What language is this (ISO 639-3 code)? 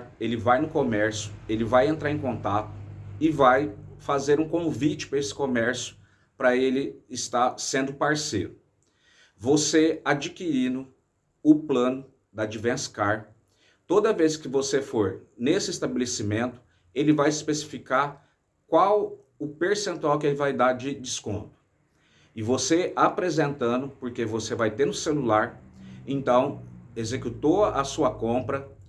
por